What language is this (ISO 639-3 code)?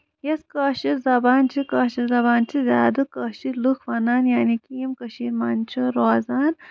kas